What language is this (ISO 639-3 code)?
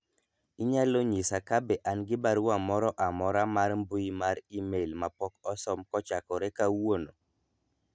luo